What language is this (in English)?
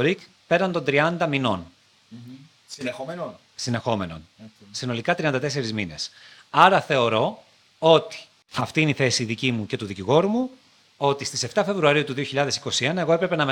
Greek